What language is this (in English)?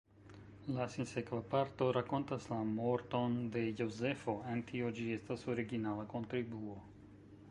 Esperanto